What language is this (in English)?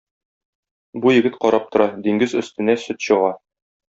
Tatar